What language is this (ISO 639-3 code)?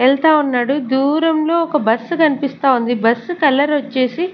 tel